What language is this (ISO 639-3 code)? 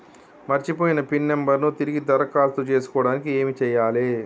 tel